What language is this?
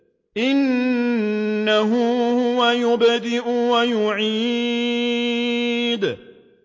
Arabic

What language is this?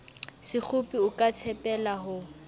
Southern Sotho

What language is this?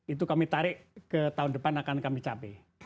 Indonesian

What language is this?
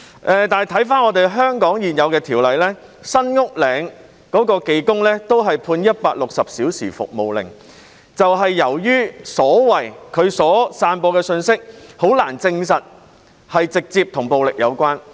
Cantonese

